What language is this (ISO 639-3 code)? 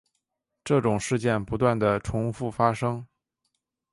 zho